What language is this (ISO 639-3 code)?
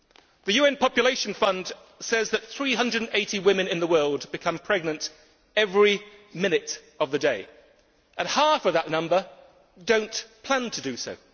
eng